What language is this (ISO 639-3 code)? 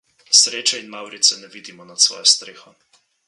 slv